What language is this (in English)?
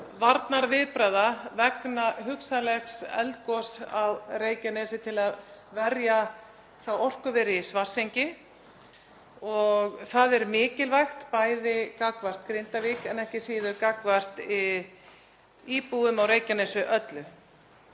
Icelandic